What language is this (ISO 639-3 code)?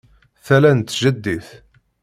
kab